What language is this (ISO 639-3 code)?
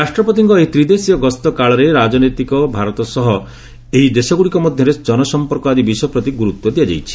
ori